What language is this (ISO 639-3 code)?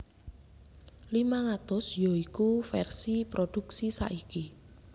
jav